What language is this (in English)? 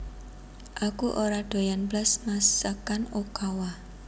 Javanese